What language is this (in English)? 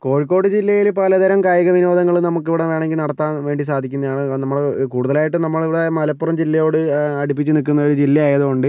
Malayalam